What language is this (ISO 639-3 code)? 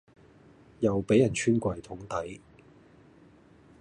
yue